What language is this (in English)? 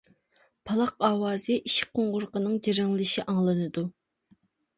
Uyghur